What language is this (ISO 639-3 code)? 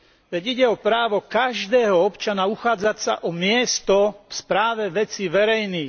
slk